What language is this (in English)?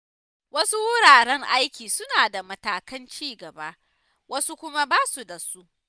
Hausa